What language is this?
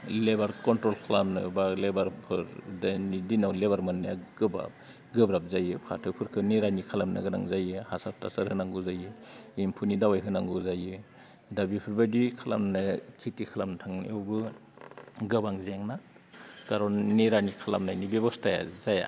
Bodo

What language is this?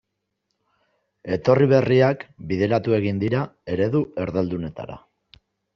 Basque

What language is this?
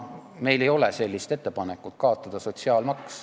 Estonian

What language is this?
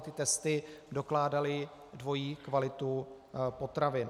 Czech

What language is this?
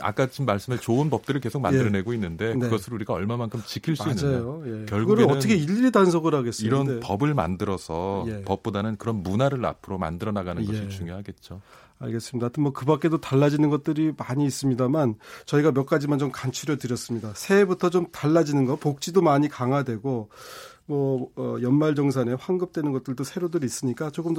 Korean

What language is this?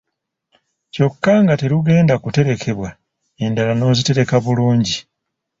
Ganda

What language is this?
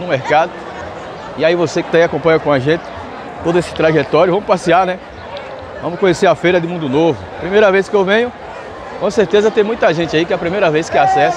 Portuguese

